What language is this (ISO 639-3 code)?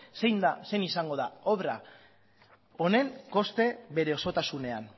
eus